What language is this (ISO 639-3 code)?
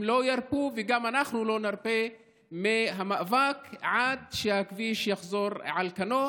heb